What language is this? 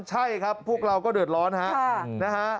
Thai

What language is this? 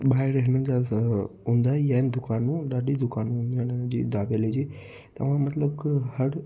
Sindhi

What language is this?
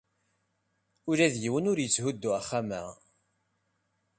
Kabyle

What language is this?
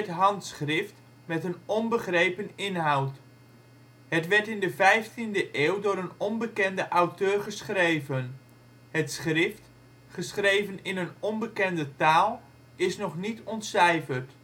Dutch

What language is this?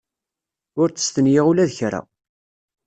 Kabyle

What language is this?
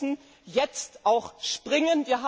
German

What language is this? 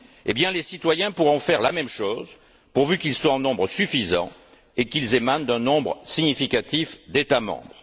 French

